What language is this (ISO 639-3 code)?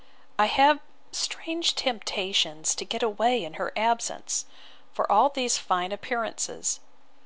eng